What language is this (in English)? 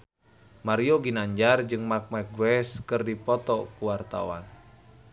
Sundanese